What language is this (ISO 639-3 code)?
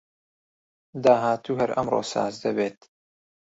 ckb